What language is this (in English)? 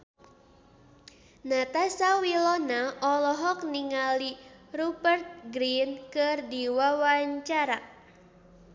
Sundanese